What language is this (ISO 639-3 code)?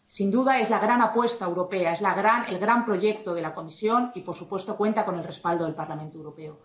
spa